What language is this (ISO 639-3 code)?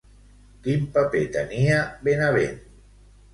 cat